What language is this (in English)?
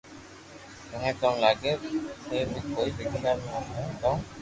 Loarki